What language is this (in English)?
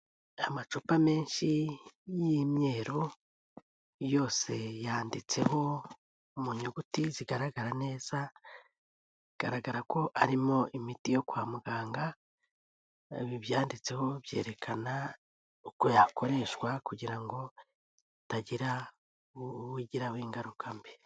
Kinyarwanda